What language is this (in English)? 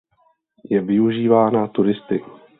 Czech